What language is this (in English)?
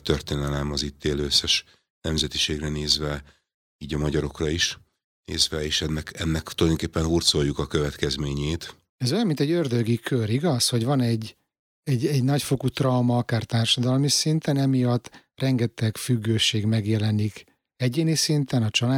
Hungarian